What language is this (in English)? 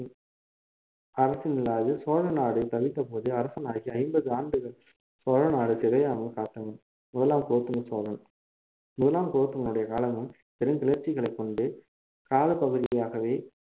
Tamil